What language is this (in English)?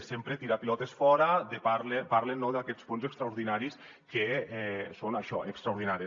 Catalan